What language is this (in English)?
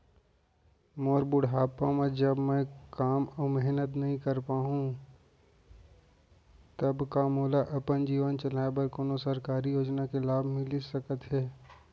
Chhattisgarhi